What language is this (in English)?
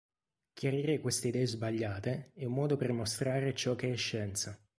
Italian